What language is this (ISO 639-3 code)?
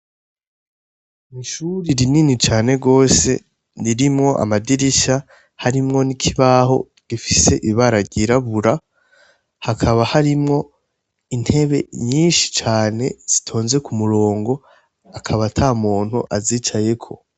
run